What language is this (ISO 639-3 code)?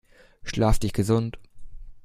deu